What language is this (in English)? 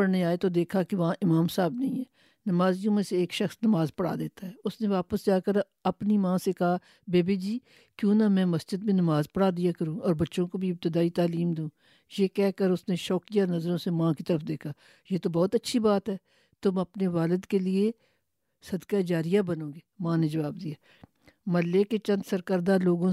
Urdu